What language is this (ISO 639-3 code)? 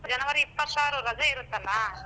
kan